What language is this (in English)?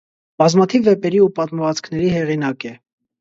Armenian